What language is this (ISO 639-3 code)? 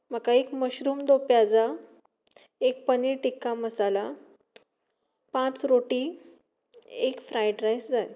kok